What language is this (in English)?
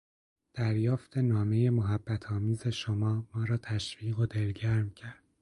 Persian